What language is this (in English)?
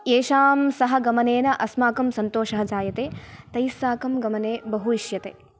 Sanskrit